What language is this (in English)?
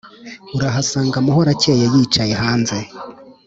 Kinyarwanda